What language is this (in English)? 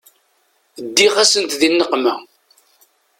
Kabyle